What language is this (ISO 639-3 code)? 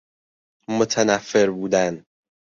fas